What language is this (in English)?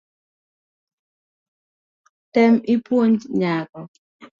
Luo (Kenya and Tanzania)